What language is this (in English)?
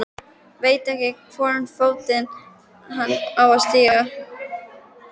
Icelandic